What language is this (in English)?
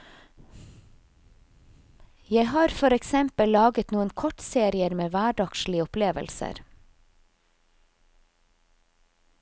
Norwegian